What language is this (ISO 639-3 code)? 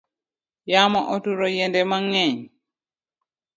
luo